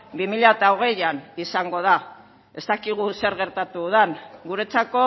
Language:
Basque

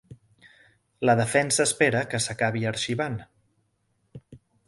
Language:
Catalan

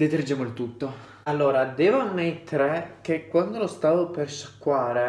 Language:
Italian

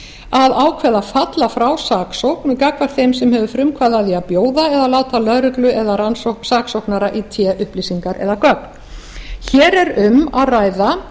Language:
Icelandic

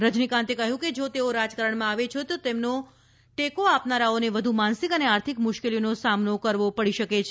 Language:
Gujarati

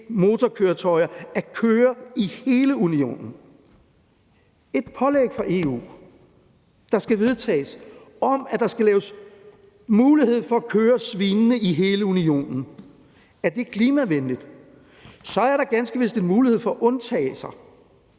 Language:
Danish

